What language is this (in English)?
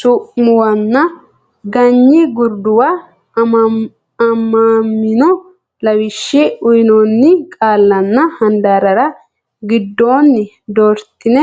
Sidamo